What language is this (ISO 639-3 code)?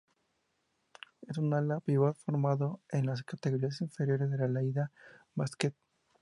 spa